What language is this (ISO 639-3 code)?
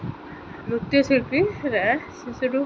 ori